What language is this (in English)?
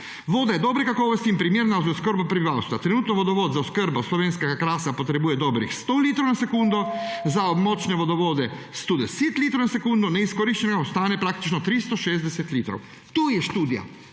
Slovenian